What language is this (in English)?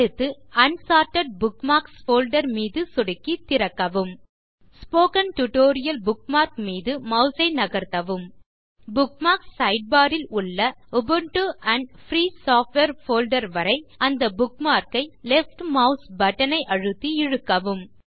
Tamil